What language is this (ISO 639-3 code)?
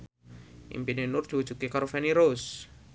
jav